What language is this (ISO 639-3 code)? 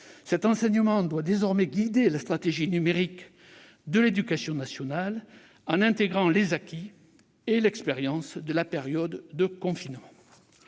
fra